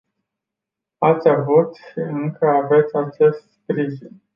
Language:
Romanian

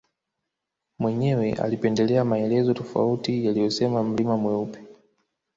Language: Swahili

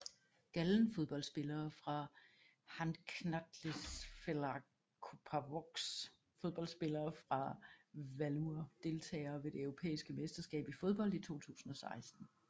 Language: Danish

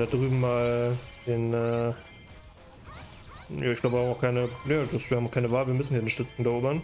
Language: German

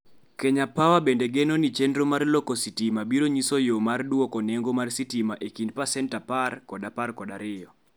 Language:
Luo (Kenya and Tanzania)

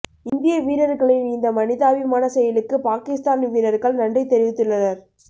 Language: Tamil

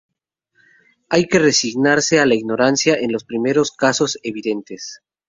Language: Spanish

